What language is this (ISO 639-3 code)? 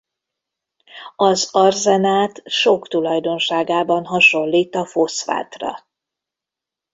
hun